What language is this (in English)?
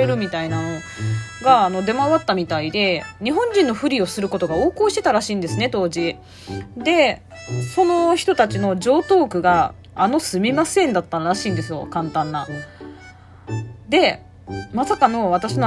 Japanese